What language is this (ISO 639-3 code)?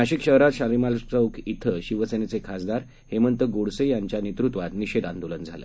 mar